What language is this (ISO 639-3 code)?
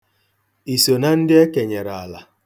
ibo